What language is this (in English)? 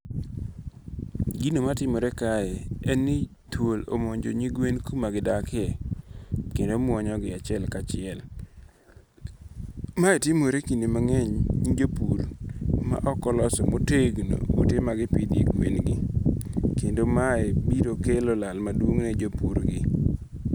Luo (Kenya and Tanzania)